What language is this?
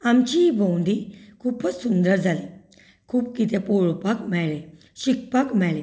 Konkani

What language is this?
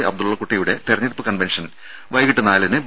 Malayalam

